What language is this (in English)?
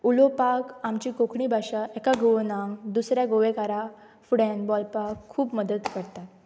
Konkani